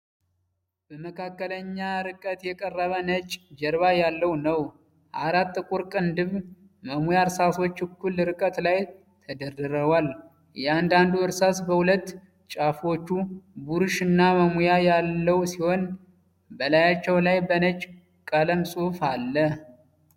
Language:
Amharic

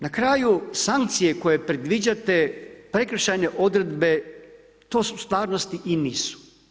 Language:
Croatian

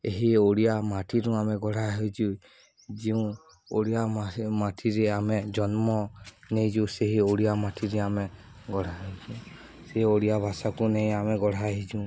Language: Odia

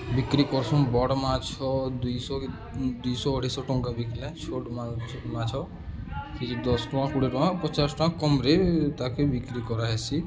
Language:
Odia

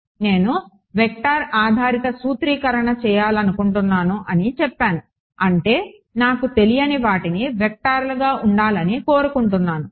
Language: Telugu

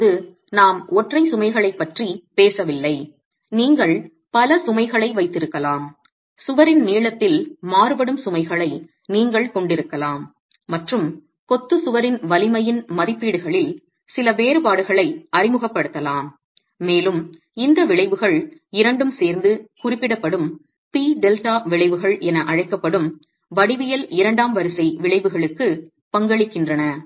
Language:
Tamil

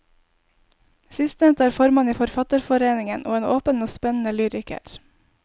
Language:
Norwegian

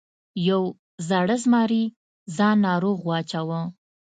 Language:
Pashto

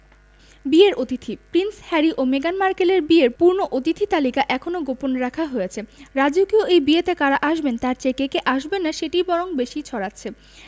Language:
Bangla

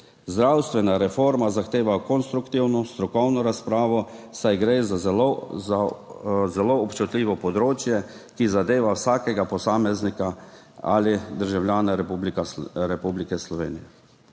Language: Slovenian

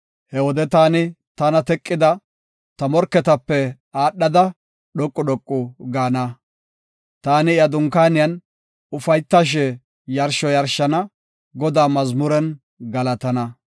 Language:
Gofa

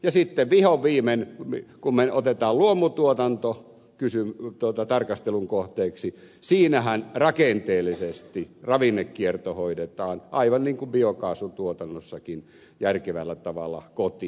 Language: Finnish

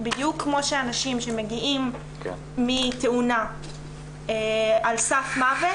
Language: Hebrew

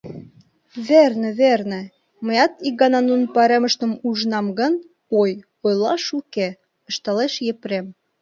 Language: Mari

